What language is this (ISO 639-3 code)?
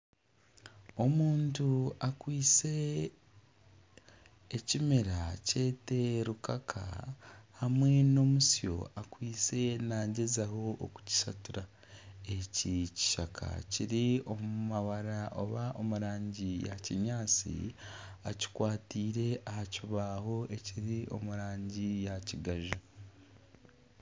nyn